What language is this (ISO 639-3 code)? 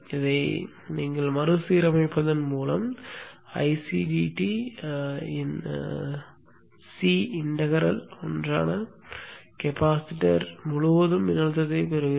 tam